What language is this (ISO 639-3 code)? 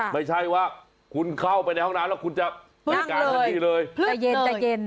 tha